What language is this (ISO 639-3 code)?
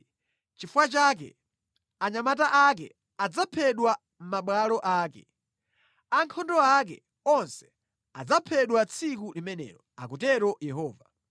nya